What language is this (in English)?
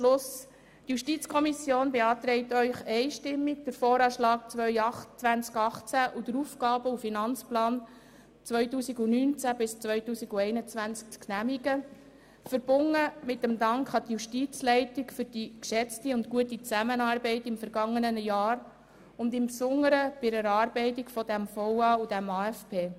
Swiss German